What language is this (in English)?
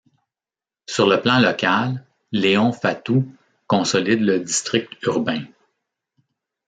French